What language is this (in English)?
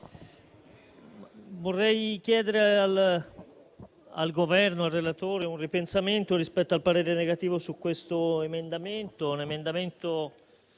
Italian